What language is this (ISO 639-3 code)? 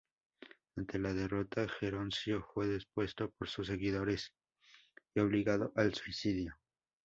spa